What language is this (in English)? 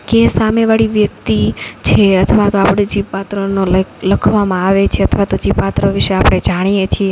Gujarati